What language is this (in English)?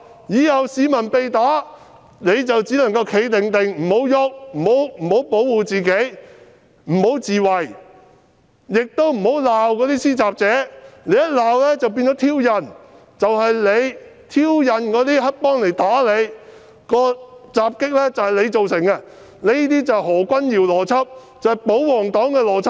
Cantonese